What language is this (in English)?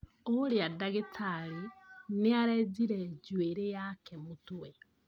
Kikuyu